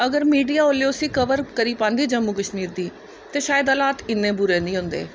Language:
Dogri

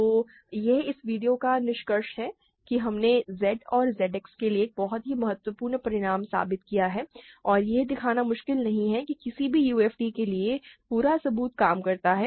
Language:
Hindi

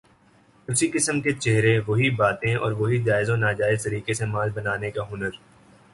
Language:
Urdu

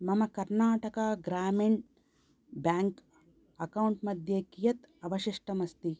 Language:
Sanskrit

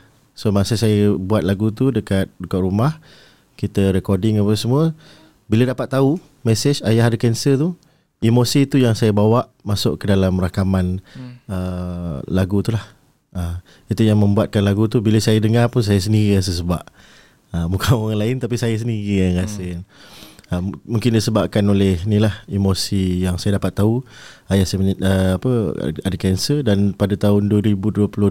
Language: Malay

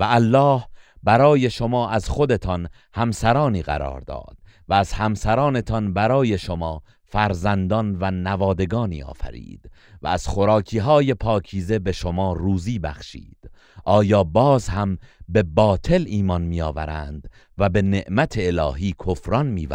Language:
Persian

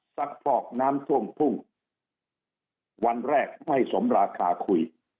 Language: Thai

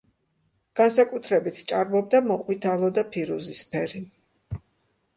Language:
Georgian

